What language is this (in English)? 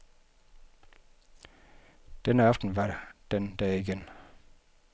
Danish